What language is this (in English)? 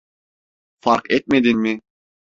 Turkish